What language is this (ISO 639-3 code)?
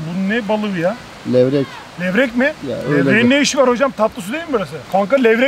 tur